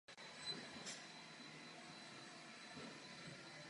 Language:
Czech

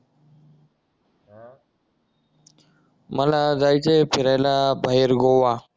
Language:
Marathi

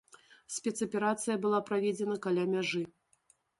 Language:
Belarusian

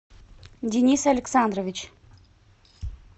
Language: Russian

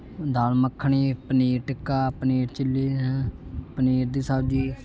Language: Punjabi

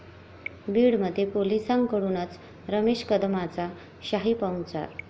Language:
Marathi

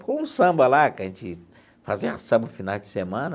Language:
Portuguese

